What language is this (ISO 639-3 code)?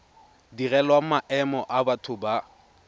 tsn